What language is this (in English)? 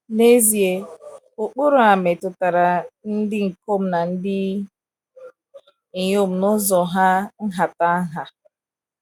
Igbo